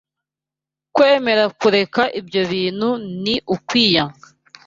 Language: Kinyarwanda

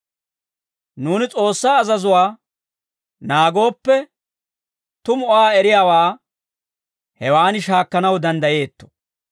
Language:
Dawro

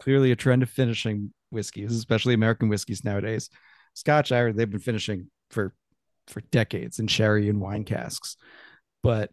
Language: English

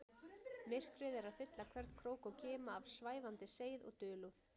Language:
Icelandic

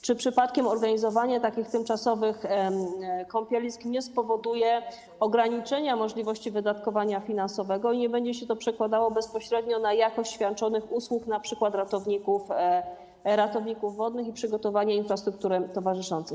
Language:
Polish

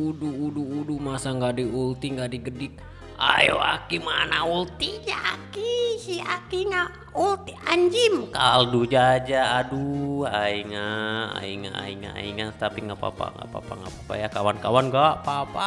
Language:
Indonesian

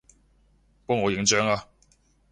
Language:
Cantonese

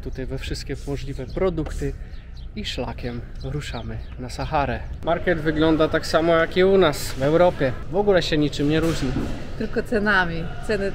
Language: Polish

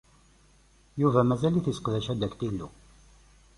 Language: Kabyle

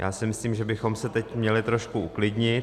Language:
Czech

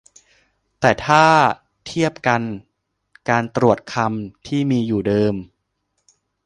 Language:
Thai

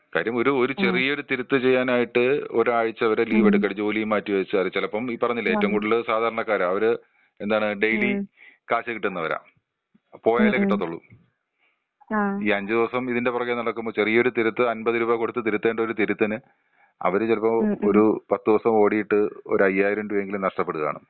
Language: Malayalam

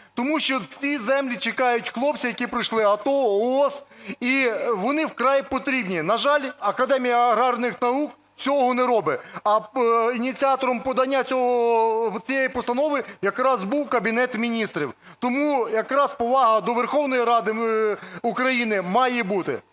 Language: Ukrainian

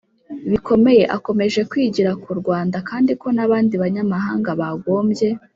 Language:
Kinyarwanda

